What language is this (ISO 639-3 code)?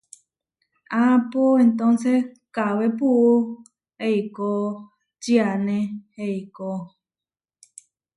var